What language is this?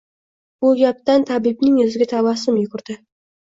Uzbek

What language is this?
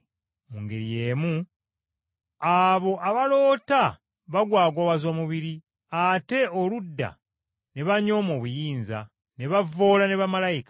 Ganda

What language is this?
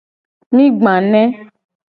Gen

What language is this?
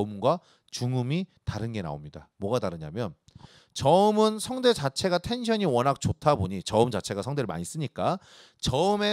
Korean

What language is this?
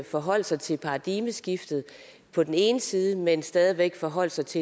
Danish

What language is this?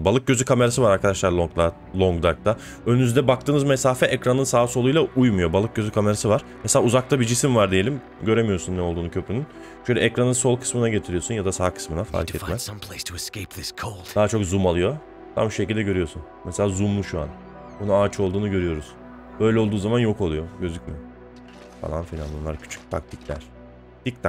Turkish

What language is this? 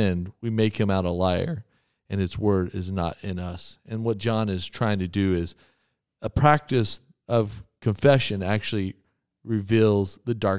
English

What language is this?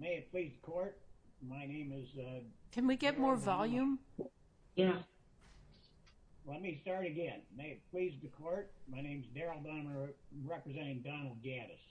English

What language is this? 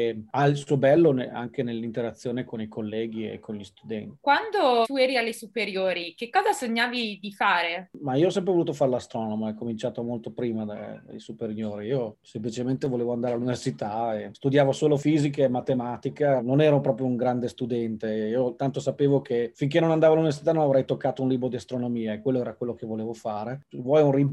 Italian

